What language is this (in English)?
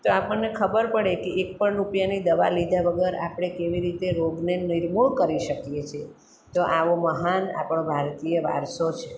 Gujarati